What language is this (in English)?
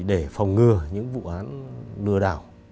Vietnamese